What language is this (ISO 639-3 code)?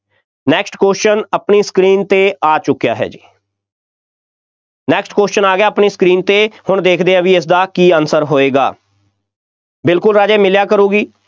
pan